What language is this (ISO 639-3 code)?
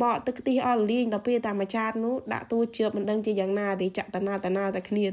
vie